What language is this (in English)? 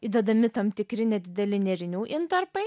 Lithuanian